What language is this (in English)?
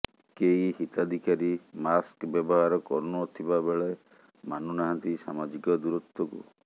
Odia